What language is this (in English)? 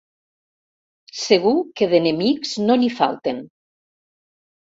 Catalan